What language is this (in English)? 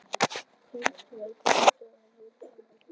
Icelandic